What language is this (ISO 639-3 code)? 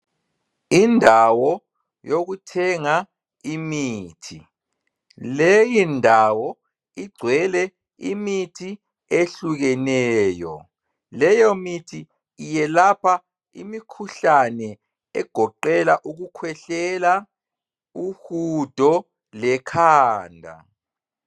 nde